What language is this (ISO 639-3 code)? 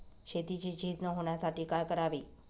mar